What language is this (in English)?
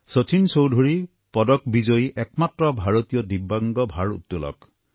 Assamese